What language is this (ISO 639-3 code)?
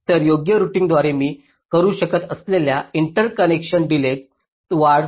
mar